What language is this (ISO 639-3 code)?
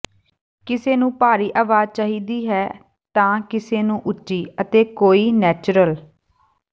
pan